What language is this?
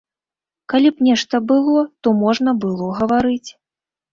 Belarusian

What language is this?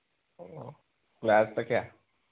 Manipuri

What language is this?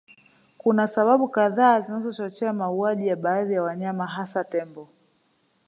Swahili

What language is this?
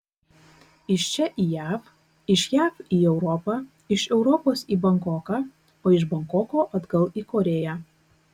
Lithuanian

